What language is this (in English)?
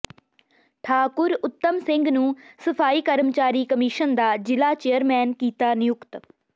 Punjabi